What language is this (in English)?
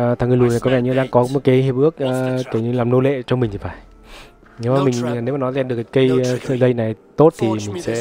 Vietnamese